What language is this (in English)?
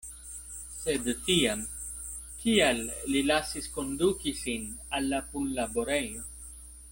Esperanto